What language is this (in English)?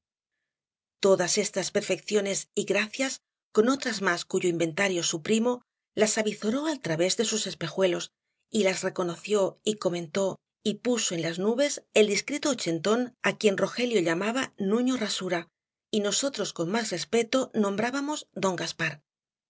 Spanish